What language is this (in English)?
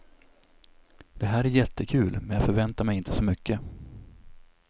Swedish